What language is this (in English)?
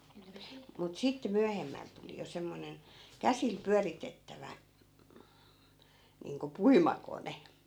Finnish